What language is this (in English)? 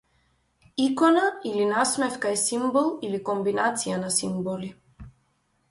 Macedonian